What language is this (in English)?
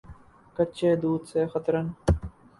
Urdu